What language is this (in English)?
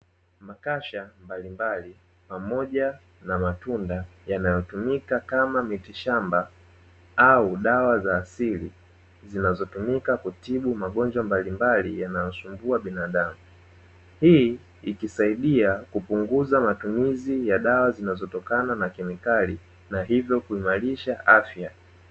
Swahili